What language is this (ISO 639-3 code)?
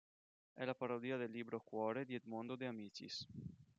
ita